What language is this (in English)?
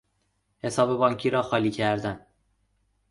Persian